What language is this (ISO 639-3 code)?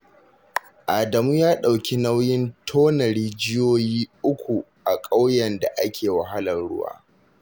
hau